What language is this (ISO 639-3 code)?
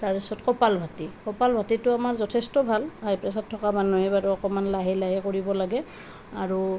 asm